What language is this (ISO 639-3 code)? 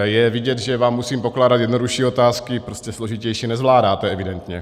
ces